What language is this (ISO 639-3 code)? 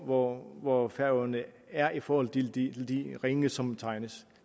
dan